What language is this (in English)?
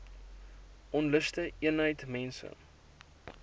Afrikaans